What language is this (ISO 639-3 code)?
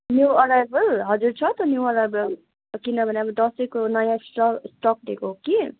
nep